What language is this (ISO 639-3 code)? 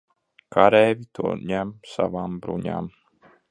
lav